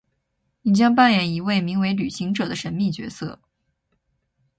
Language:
Chinese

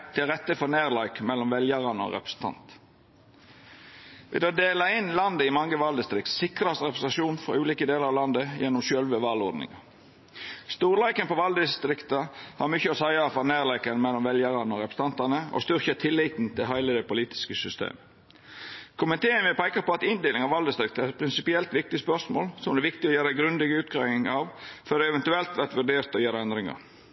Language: Norwegian Nynorsk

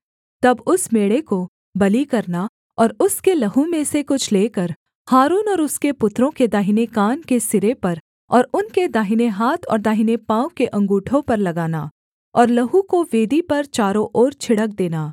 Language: Hindi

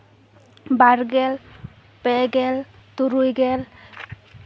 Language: Santali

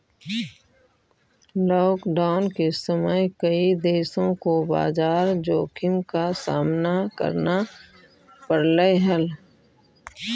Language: Magahi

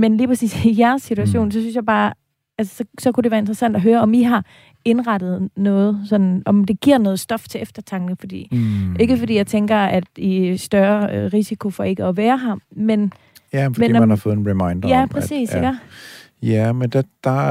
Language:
Danish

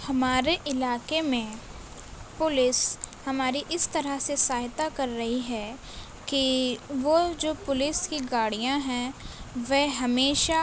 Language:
Urdu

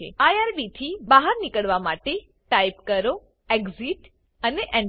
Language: Gujarati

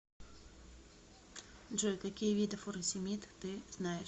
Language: Russian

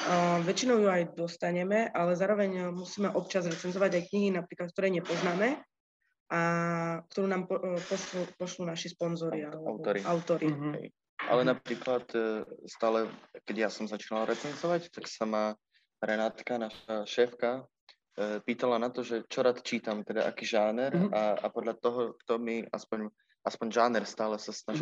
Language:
Slovak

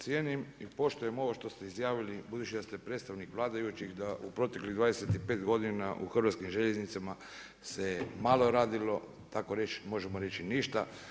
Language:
Croatian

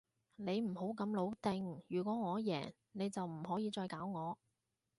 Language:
Cantonese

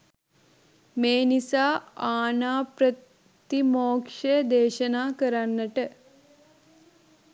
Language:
Sinhala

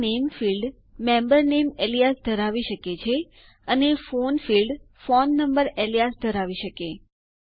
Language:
Gujarati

